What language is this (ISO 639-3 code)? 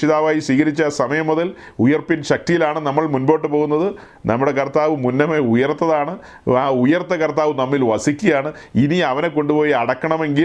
mal